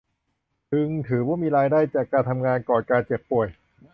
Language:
Thai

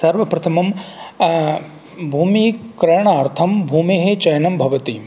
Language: Sanskrit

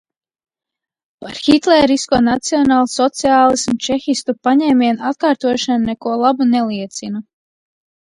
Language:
Latvian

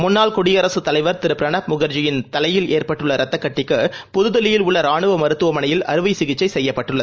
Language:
Tamil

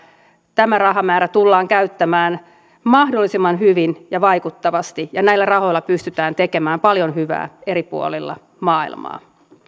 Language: Finnish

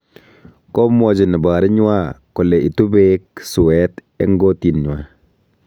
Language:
Kalenjin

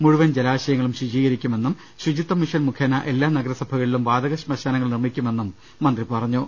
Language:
Malayalam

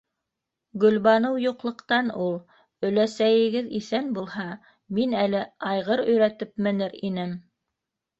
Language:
Bashkir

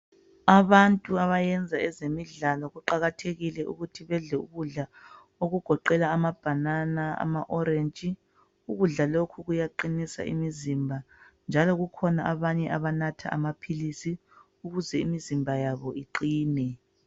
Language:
North Ndebele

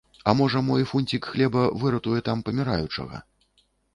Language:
Belarusian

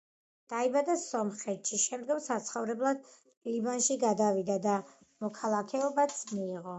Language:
Georgian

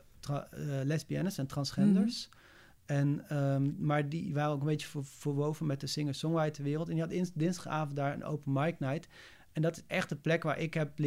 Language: Dutch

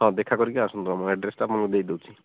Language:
Odia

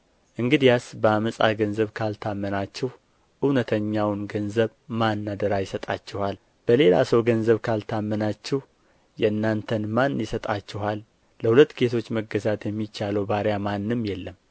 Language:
Amharic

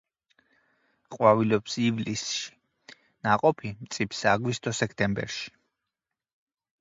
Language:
Georgian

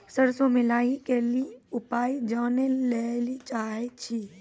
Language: Maithili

